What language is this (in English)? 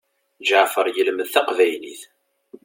Kabyle